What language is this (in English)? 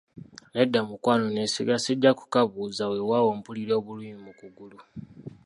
Ganda